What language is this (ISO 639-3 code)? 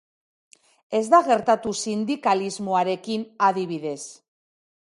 eus